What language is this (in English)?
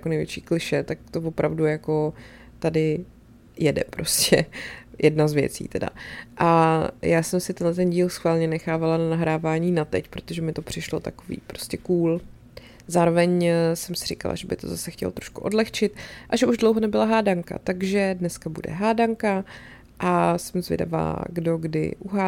Czech